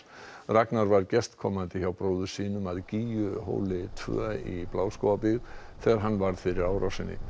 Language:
Icelandic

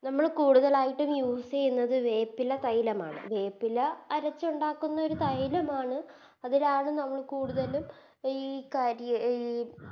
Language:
Malayalam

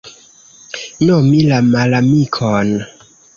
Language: Esperanto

